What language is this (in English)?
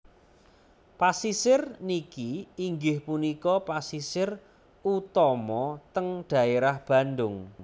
Javanese